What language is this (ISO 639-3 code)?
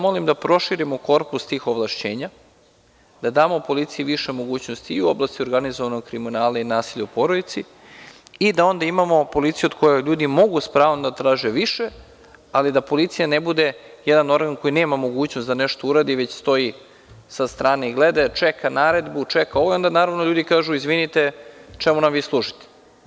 srp